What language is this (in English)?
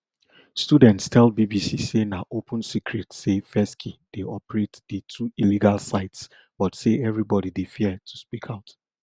Nigerian Pidgin